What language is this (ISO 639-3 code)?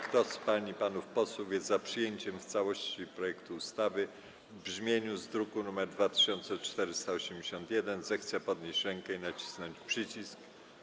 pol